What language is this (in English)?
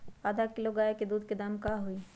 Magahi